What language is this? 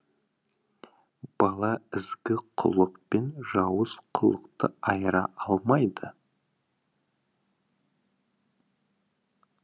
Kazakh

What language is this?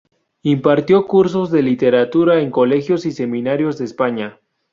Spanish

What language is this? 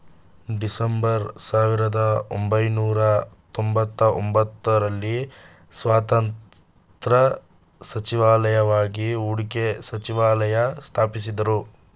Kannada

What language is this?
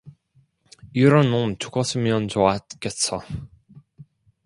Korean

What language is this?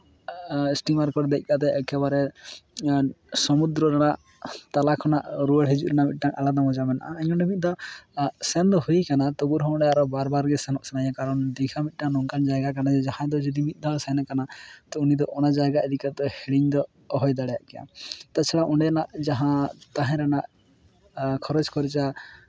Santali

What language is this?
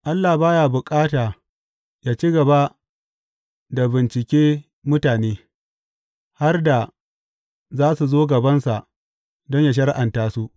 Hausa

